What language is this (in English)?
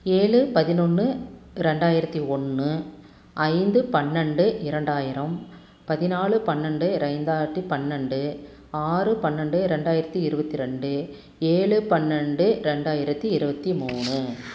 Tamil